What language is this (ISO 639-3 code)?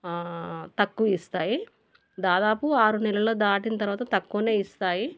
tel